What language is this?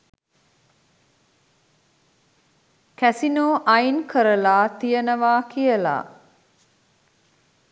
Sinhala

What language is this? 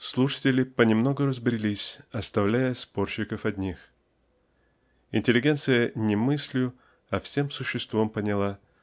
Russian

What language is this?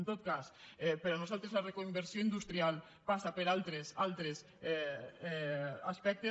Catalan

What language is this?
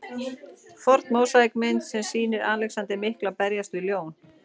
Icelandic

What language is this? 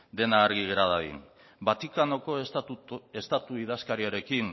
Basque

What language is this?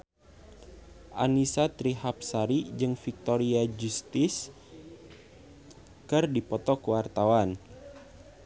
Sundanese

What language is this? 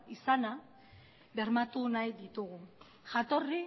Basque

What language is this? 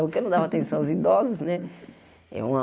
Portuguese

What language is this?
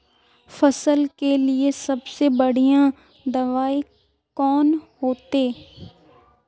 Magahi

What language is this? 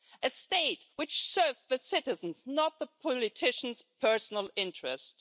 English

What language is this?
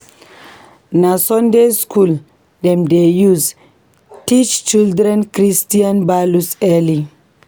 Nigerian Pidgin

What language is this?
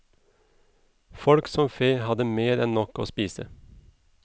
Norwegian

